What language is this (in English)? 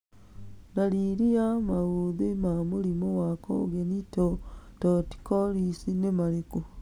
Kikuyu